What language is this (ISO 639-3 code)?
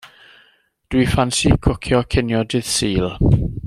cym